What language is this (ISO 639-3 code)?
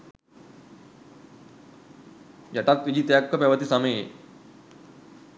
sin